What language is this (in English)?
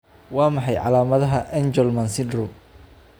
Somali